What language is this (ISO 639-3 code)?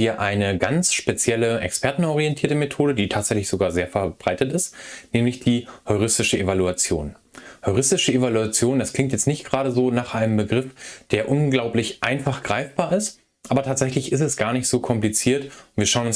deu